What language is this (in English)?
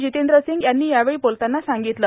Marathi